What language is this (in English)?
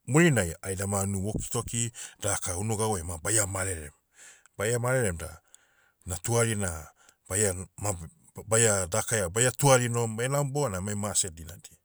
Motu